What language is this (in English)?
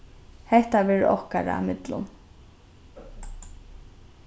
Faroese